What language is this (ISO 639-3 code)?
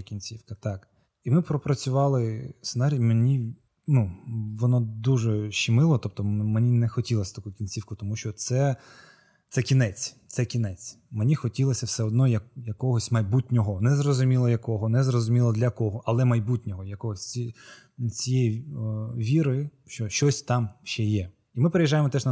ukr